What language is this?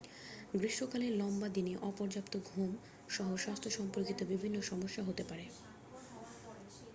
Bangla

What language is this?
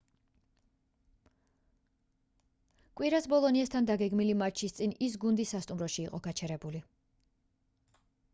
Georgian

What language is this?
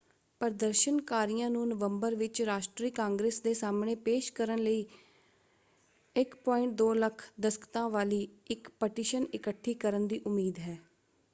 Punjabi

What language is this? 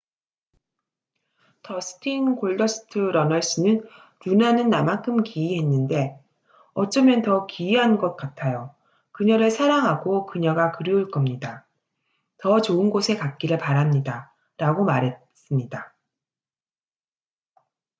Korean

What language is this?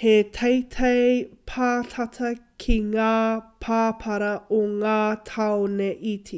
Māori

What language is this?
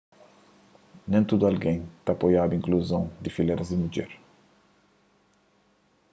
Kabuverdianu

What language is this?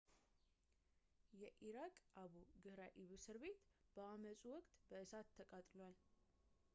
Amharic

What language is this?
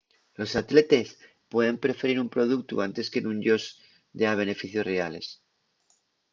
Asturian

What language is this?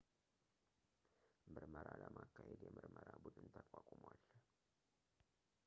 Amharic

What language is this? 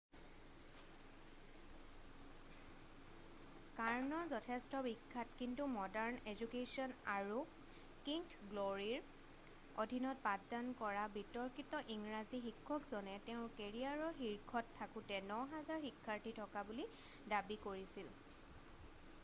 Assamese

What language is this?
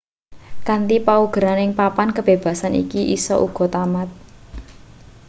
Javanese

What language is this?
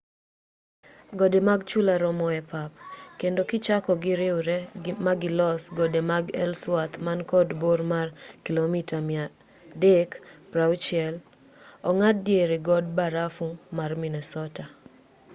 Luo (Kenya and Tanzania)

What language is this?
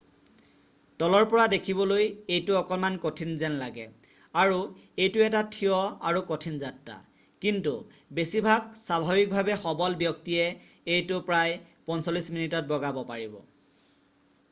Assamese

